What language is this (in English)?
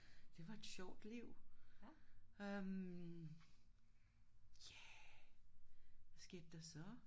Danish